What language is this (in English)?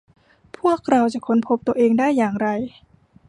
Thai